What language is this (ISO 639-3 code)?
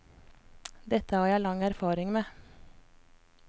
nor